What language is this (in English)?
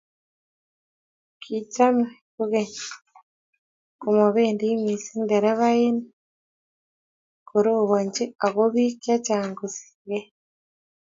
Kalenjin